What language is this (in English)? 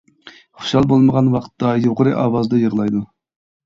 Uyghur